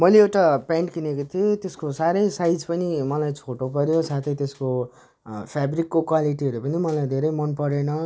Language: Nepali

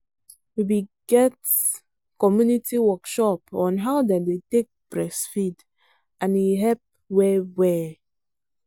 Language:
Nigerian Pidgin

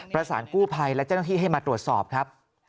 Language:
Thai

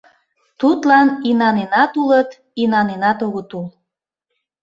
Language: Mari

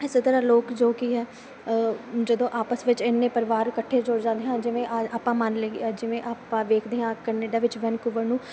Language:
Punjabi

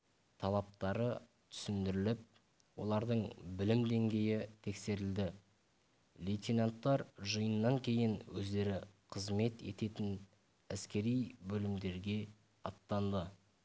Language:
Kazakh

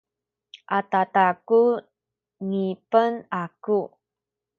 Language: Sakizaya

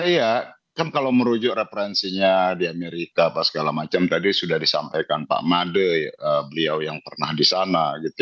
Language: Indonesian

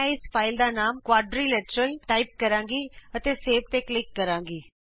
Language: Punjabi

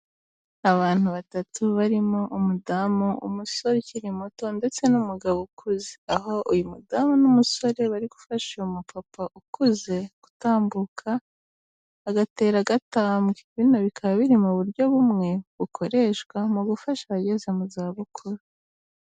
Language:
Kinyarwanda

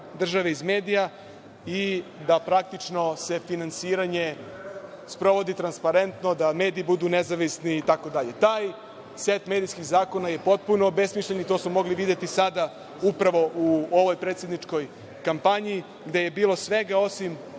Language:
Serbian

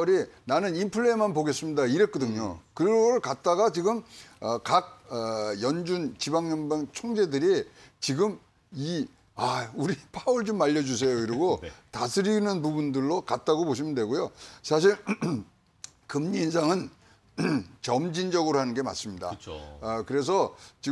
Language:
Korean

